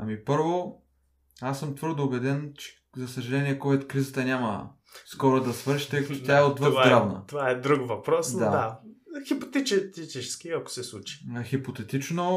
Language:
Bulgarian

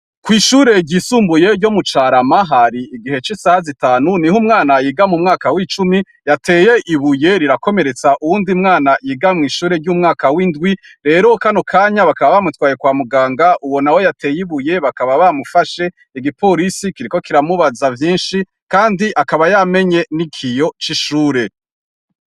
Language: Rundi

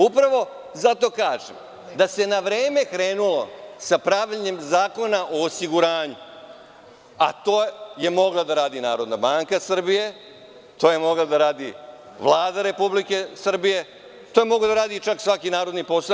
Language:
Serbian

